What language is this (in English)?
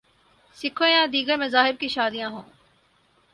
Urdu